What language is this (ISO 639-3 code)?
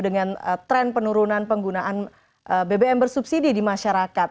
ind